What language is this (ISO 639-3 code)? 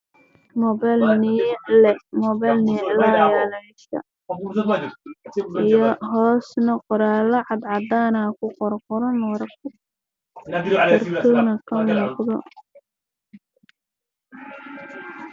som